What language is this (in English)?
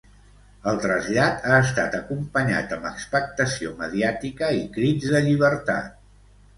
Catalan